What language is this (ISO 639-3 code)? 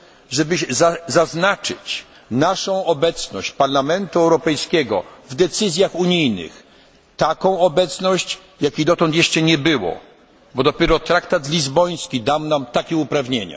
pol